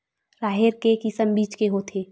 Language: Chhattisgarhi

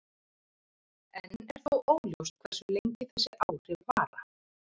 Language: Icelandic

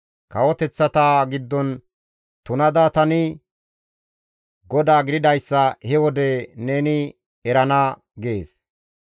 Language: Gamo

